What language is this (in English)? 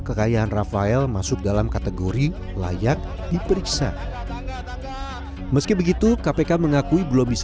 Indonesian